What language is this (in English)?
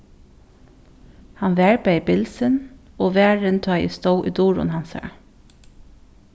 Faroese